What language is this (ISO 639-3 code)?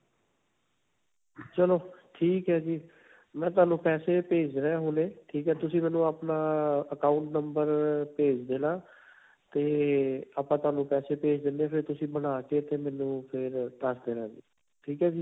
pan